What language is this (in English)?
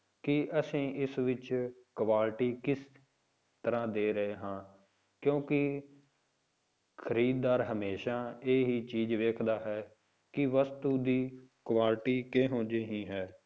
Punjabi